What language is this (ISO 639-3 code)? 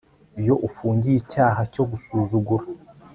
kin